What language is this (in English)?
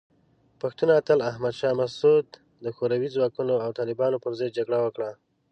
Pashto